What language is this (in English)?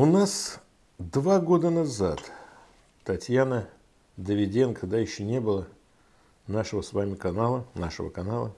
Russian